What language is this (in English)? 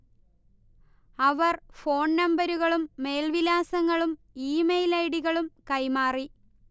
Malayalam